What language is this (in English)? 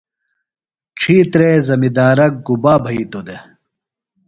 Phalura